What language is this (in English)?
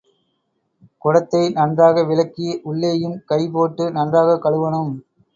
Tamil